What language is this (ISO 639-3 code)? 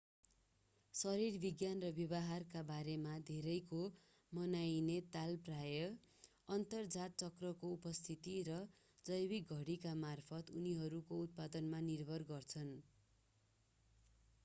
nep